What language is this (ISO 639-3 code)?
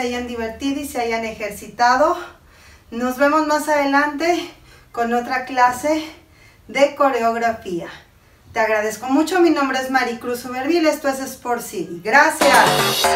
tha